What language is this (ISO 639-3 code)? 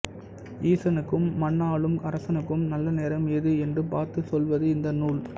tam